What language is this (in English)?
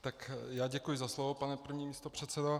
Czech